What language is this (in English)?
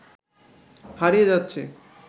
Bangla